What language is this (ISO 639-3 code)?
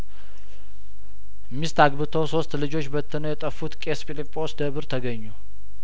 amh